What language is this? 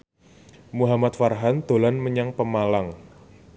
Javanese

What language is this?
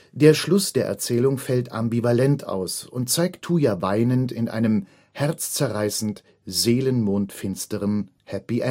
German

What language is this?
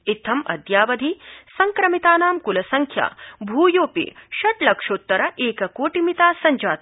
Sanskrit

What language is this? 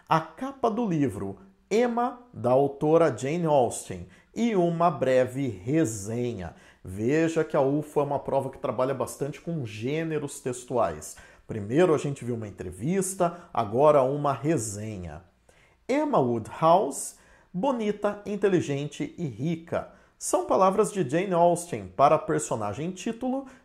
Portuguese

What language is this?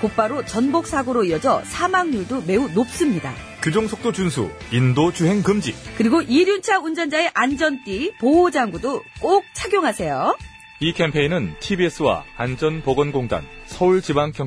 Korean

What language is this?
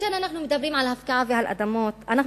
Hebrew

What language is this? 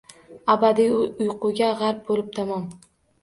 Uzbek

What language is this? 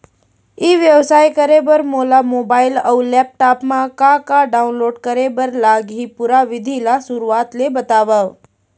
Chhattisgarhi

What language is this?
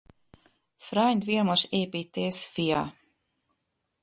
Hungarian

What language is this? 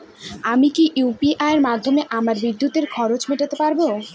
Bangla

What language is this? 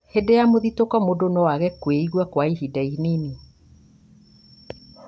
Kikuyu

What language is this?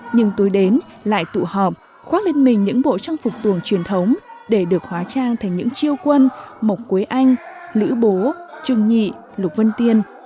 Vietnamese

